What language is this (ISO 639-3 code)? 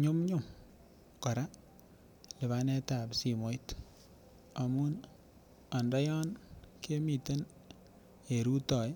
kln